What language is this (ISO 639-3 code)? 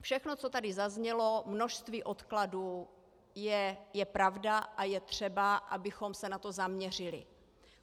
ces